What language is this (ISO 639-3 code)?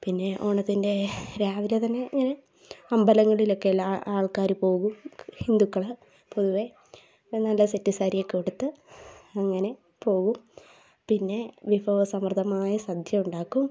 mal